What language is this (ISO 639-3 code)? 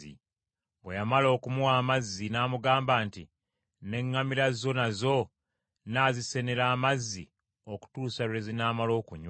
lug